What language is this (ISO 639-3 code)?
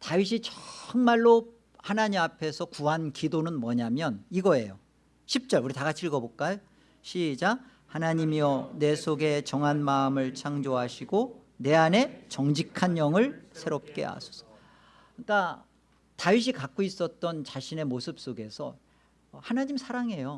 kor